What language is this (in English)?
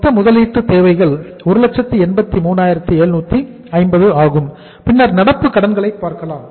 Tamil